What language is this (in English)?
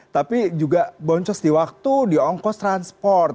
Indonesian